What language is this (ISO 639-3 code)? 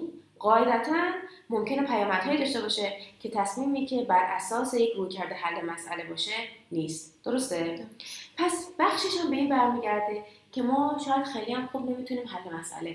fas